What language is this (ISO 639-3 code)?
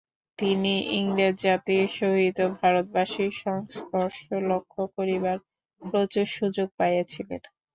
ben